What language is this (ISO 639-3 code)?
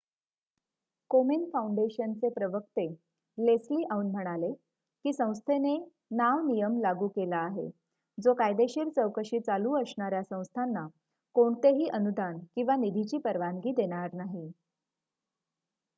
mar